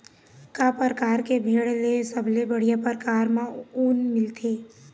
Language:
Chhattisgarhi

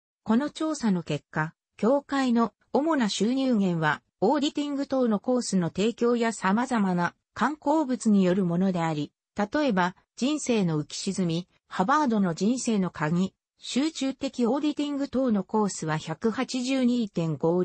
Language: Japanese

